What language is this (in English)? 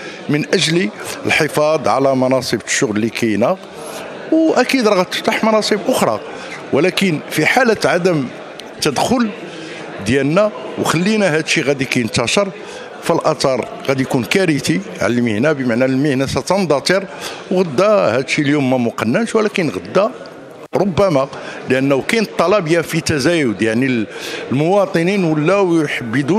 Arabic